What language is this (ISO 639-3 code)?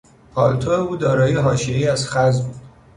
fas